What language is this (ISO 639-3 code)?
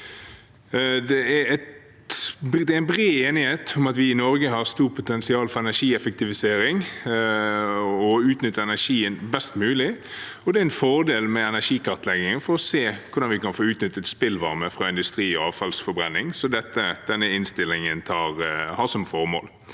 nor